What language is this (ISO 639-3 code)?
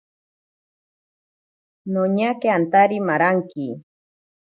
prq